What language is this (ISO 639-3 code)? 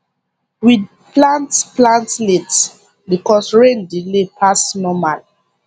pcm